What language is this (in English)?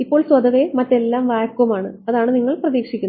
Malayalam